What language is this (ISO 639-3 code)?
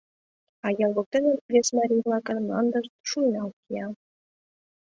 chm